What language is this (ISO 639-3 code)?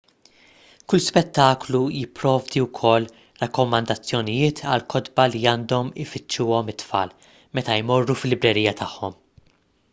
mlt